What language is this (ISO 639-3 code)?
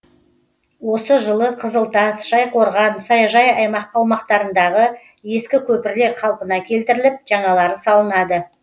kaz